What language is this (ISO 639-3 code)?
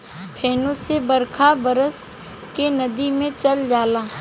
bho